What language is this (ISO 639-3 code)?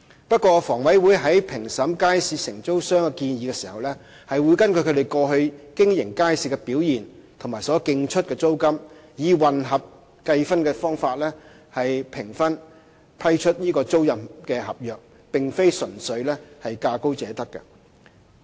yue